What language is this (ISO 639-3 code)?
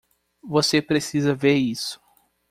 por